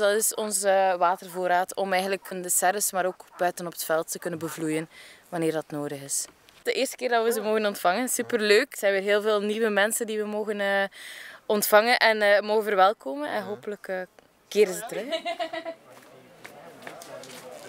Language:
Dutch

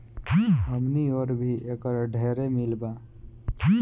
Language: Bhojpuri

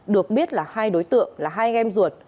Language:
Vietnamese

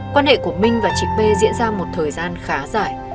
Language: Vietnamese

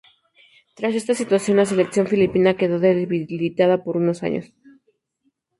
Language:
Spanish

